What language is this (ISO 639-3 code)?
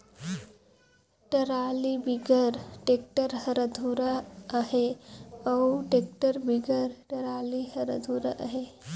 hne